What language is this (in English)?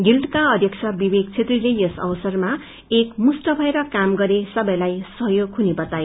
Nepali